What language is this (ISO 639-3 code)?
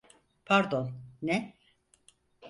tur